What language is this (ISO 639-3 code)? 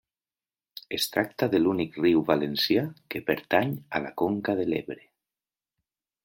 cat